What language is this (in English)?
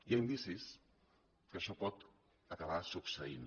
Catalan